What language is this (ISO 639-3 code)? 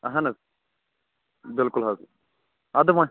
kas